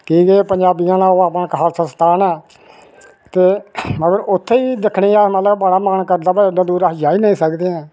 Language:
Dogri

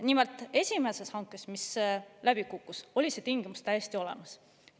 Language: Estonian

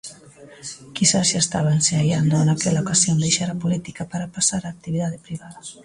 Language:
Galician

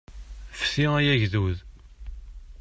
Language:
Kabyle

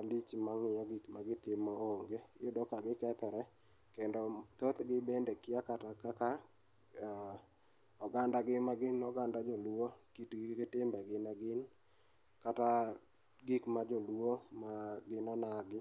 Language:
Luo (Kenya and Tanzania)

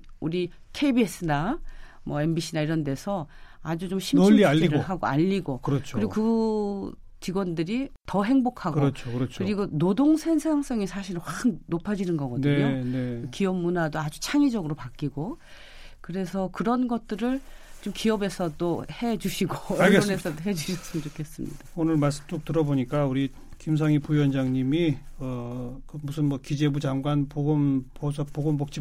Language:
Korean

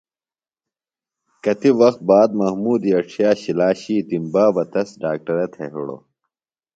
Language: Phalura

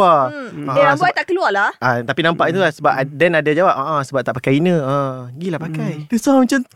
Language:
Malay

